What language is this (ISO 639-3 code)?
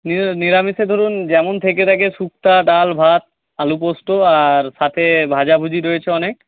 ben